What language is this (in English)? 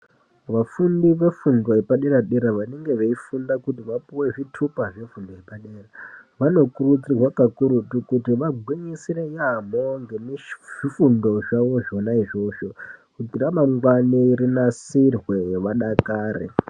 Ndau